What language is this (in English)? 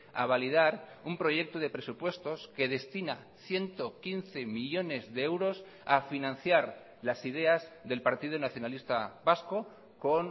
Spanish